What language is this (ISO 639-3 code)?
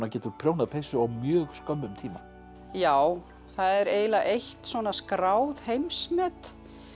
isl